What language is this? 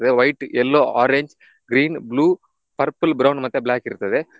Kannada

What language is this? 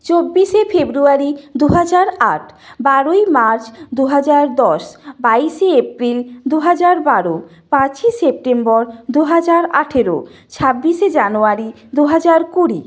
Bangla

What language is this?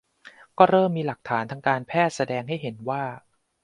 Thai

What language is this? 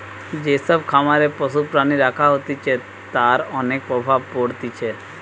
Bangla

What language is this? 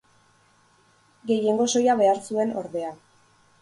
Basque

